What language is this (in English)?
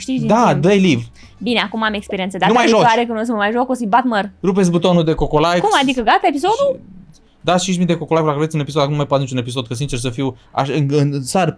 Romanian